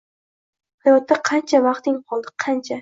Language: Uzbek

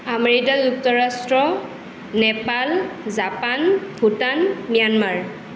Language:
Assamese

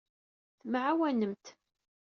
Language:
Kabyle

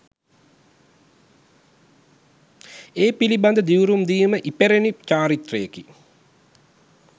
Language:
Sinhala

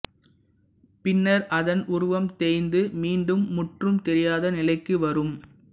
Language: Tamil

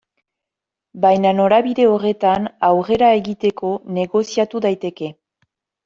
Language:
Basque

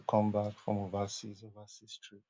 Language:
Nigerian Pidgin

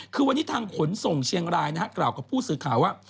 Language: Thai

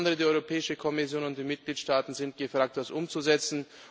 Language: German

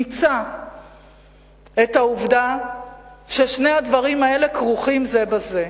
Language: Hebrew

